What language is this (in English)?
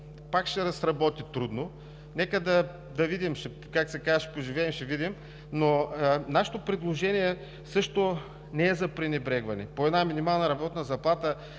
Bulgarian